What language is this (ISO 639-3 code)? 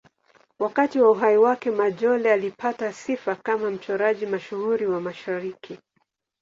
swa